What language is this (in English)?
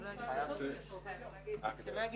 Hebrew